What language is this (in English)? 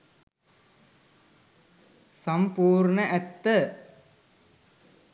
Sinhala